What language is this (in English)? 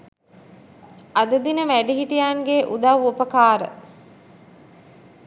Sinhala